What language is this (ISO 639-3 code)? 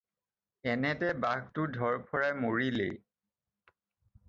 asm